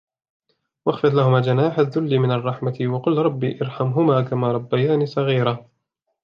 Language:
Arabic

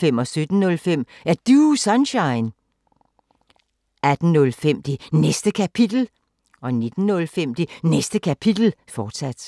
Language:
Danish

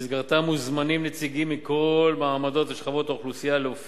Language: Hebrew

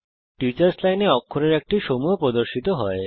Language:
Bangla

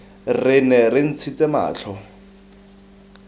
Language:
Tswana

